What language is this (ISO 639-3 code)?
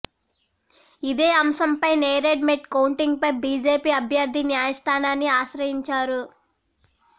tel